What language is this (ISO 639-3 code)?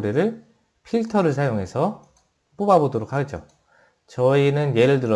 kor